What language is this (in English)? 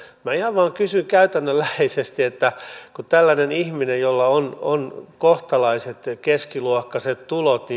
Finnish